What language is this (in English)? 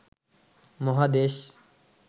Bangla